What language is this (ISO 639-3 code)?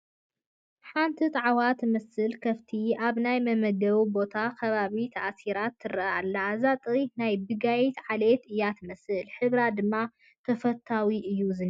tir